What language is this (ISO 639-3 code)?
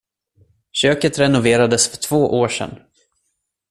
swe